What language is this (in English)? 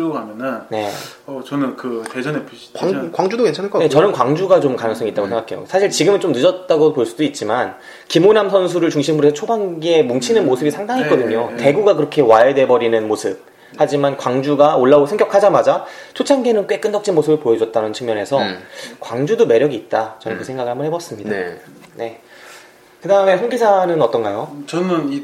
Korean